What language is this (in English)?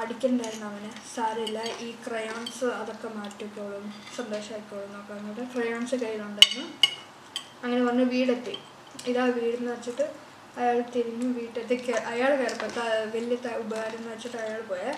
Malayalam